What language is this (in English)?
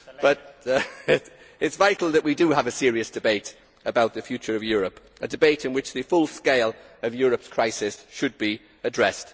English